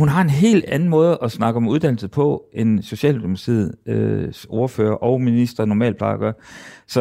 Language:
Danish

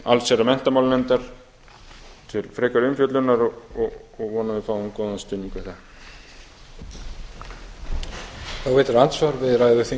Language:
Icelandic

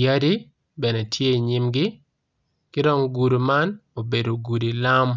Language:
Acoli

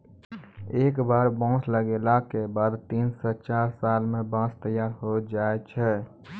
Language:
Maithili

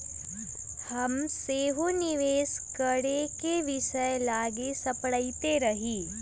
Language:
Magahi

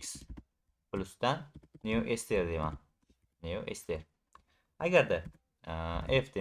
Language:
Turkish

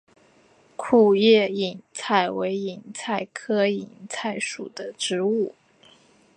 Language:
Chinese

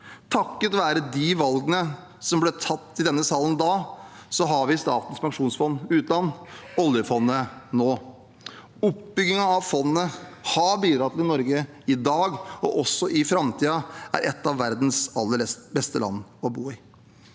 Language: Norwegian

